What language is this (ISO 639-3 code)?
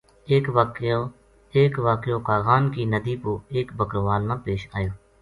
gju